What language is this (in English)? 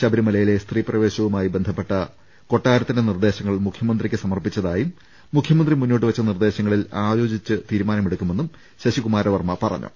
Malayalam